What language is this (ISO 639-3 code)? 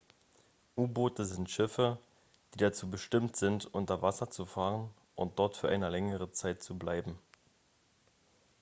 deu